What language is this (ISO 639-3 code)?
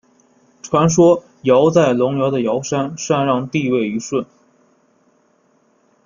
zho